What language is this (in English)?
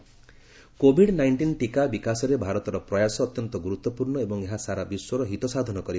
Odia